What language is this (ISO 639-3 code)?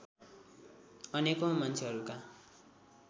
nep